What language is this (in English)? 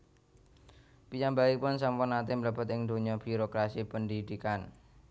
Javanese